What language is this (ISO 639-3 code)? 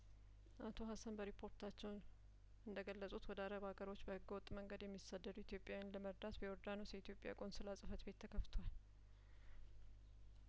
amh